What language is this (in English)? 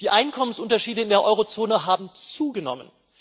German